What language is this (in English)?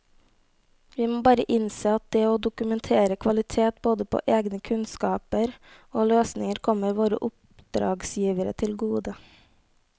Norwegian